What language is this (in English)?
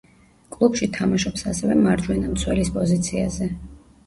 Georgian